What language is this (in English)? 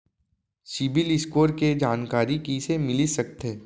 Chhattisgarhi